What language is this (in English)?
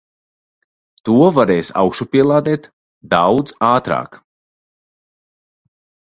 Latvian